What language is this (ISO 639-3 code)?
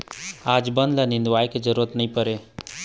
hne